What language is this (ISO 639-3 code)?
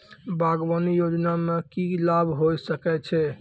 mai